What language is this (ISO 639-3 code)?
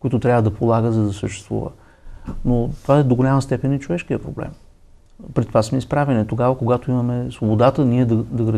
bul